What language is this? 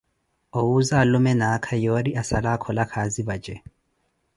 Koti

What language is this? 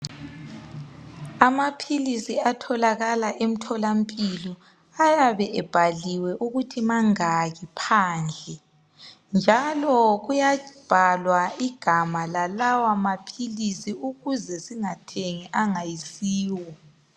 North Ndebele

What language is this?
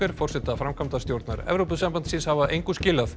Icelandic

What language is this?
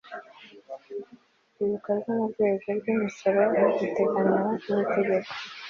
Kinyarwanda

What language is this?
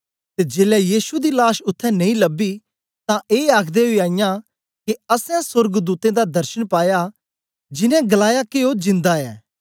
Dogri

